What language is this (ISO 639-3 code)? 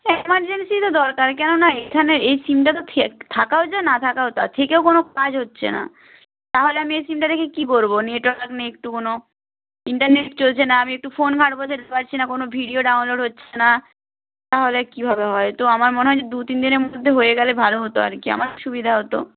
ben